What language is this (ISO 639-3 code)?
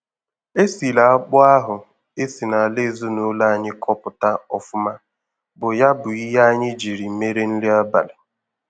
ibo